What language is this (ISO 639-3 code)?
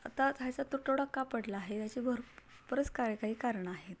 mar